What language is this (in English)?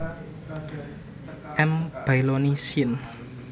Javanese